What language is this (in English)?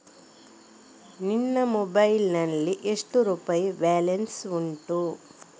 Kannada